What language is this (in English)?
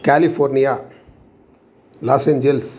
Sanskrit